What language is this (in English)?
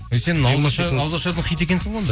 Kazakh